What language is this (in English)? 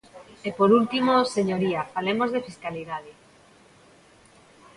Galician